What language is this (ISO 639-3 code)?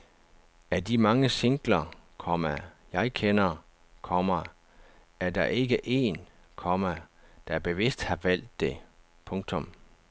dan